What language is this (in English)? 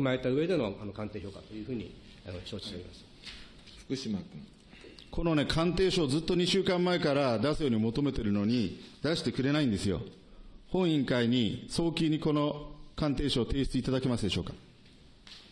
Japanese